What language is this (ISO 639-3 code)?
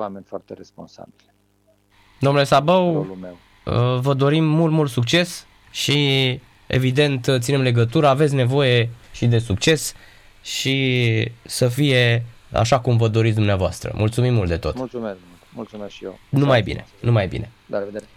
ron